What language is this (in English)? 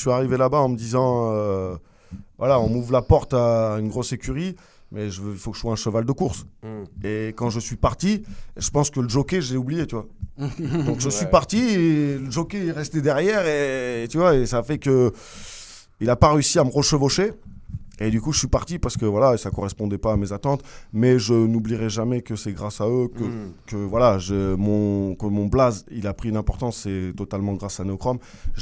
French